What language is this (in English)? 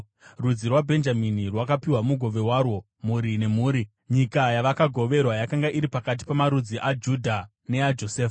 Shona